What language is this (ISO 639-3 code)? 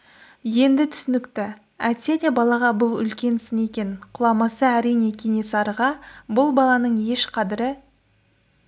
kaz